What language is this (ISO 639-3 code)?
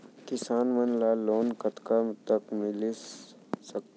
hne